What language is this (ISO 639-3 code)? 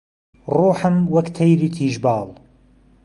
ckb